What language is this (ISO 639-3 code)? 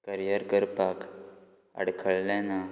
kok